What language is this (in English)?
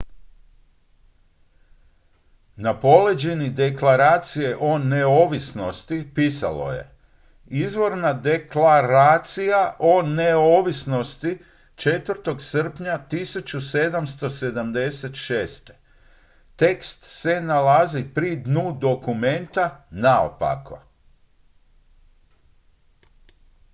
Croatian